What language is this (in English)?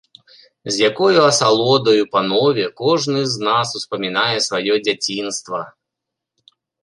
Belarusian